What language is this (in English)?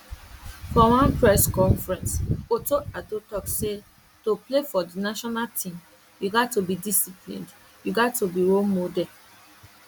Nigerian Pidgin